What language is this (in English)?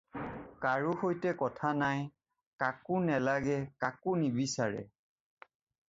Assamese